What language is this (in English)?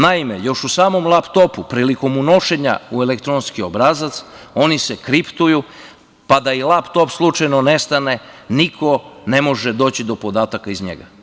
Serbian